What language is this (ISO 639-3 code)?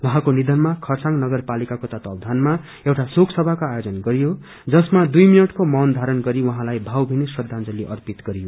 nep